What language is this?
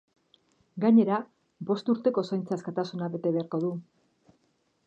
Basque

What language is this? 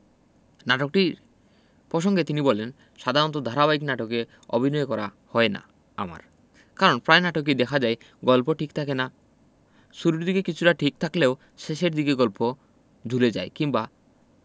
Bangla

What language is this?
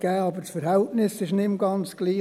Swiss German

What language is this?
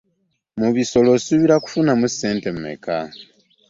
Ganda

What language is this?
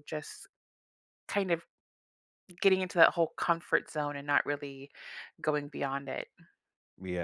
English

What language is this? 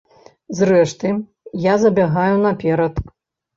Belarusian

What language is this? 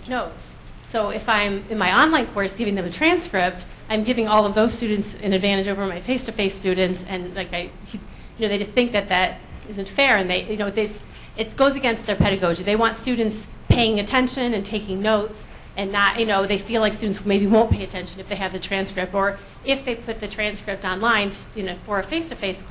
English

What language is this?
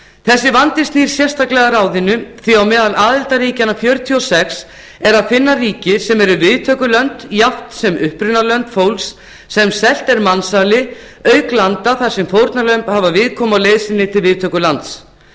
Icelandic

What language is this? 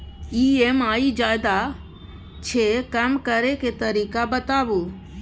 Maithili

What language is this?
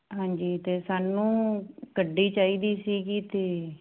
Punjabi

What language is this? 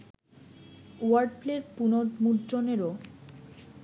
Bangla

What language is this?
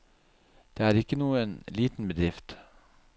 Norwegian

